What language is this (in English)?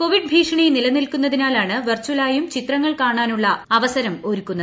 Malayalam